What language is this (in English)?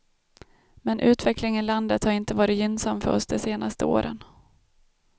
Swedish